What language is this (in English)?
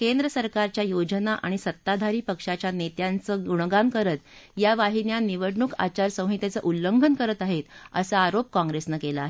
Marathi